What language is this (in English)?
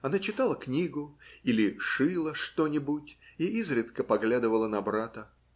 Russian